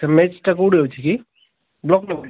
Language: Odia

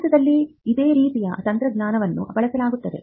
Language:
Kannada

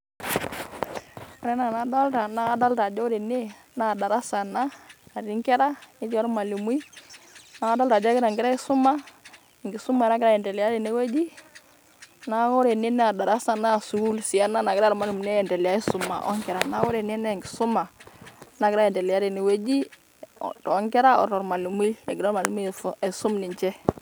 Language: Masai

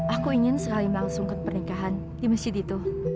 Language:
Indonesian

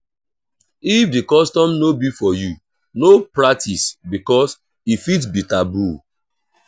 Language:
Nigerian Pidgin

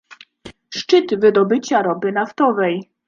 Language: Polish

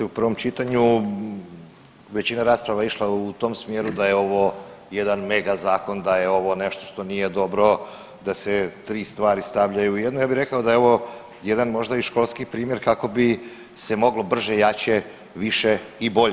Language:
Croatian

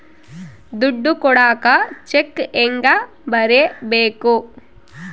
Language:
Kannada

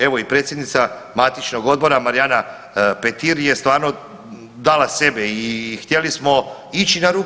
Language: Croatian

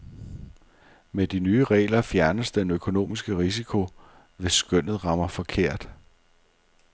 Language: Danish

